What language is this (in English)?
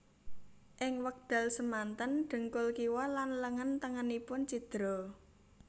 Javanese